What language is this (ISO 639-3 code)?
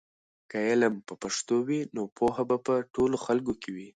pus